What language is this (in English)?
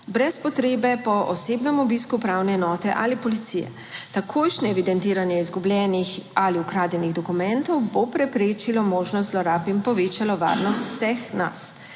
Slovenian